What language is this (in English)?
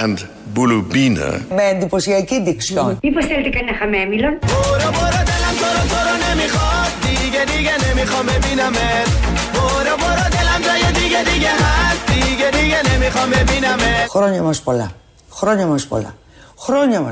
Greek